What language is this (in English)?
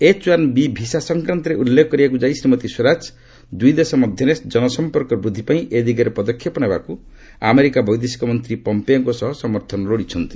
Odia